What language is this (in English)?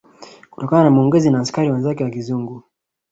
Swahili